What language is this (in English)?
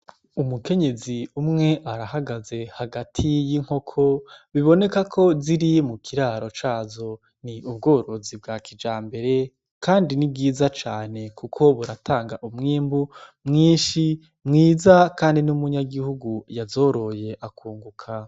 Rundi